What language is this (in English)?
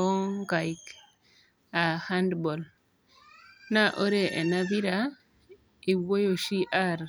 Masai